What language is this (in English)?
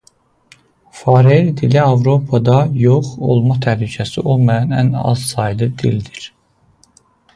Azerbaijani